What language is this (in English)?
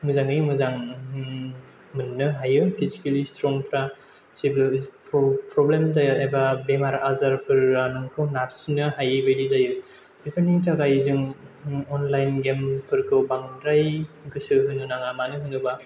Bodo